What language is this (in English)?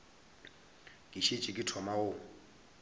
Northern Sotho